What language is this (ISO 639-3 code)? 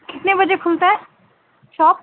urd